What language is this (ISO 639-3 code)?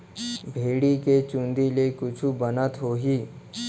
hne